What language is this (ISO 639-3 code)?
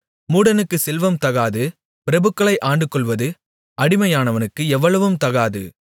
tam